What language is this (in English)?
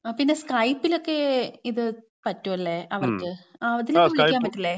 Malayalam